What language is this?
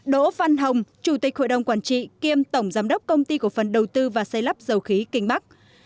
Vietnamese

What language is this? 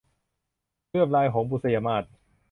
Thai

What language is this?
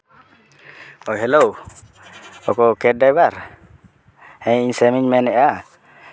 Santali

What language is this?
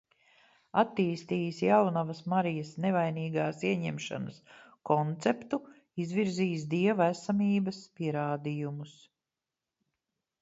Latvian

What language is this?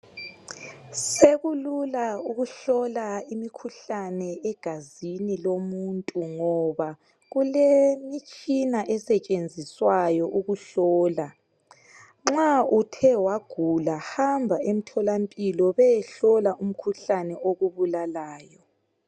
North Ndebele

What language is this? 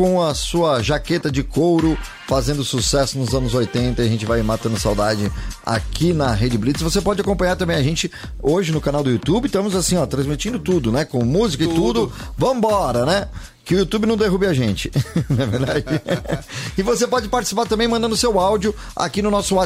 Portuguese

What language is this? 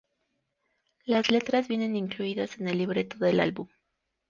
Spanish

